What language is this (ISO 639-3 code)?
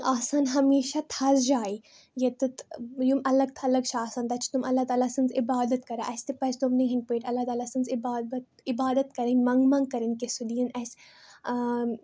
kas